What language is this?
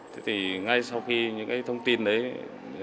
Vietnamese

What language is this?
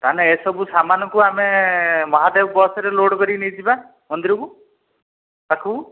Odia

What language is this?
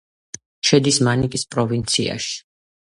Georgian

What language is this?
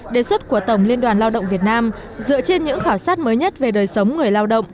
Vietnamese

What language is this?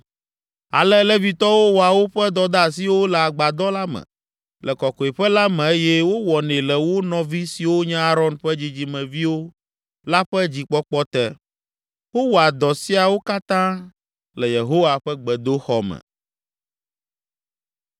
Ewe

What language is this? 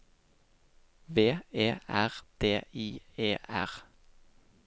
Norwegian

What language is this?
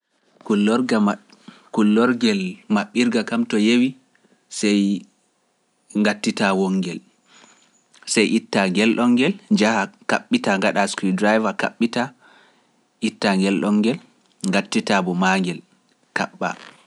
Pular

